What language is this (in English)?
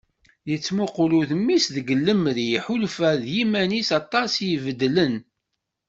Kabyle